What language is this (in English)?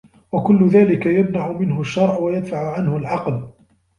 Arabic